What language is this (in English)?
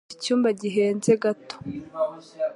Kinyarwanda